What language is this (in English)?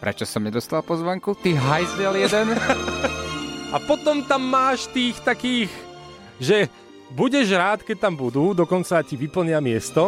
Slovak